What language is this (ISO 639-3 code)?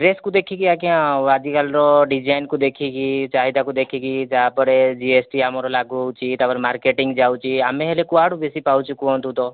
ori